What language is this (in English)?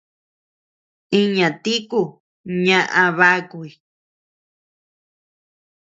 Tepeuxila Cuicatec